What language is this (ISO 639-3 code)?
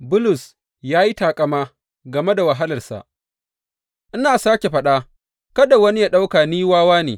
hau